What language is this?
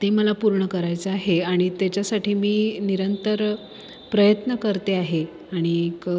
Marathi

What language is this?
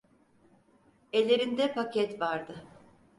Turkish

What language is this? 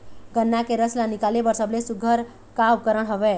Chhattisgarhi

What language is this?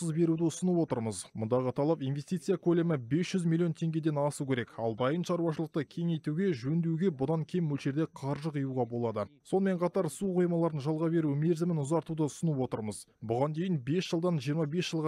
Russian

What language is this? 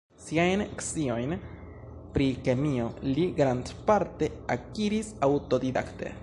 Esperanto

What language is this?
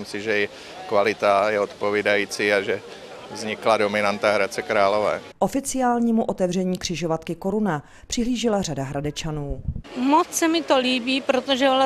Czech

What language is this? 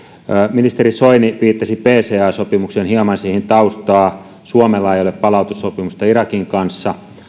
Finnish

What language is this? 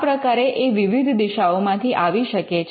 Gujarati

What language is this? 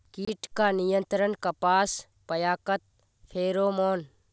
Magahi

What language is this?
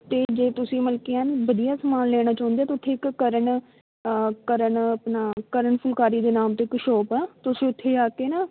Punjabi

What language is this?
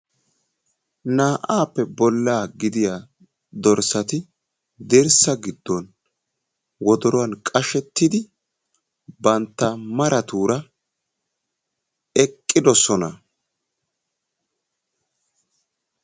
Wolaytta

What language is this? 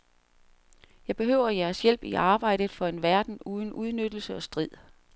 Danish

